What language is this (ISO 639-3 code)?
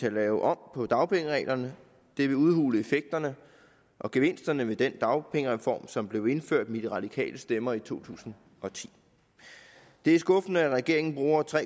dan